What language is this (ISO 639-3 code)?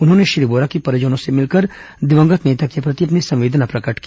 hin